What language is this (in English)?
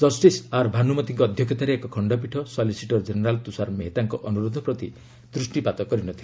Odia